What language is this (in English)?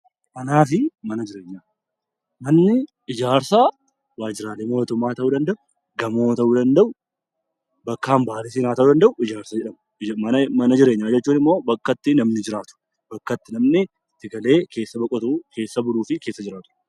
Oromo